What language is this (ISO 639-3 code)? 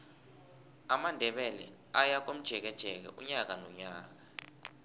nbl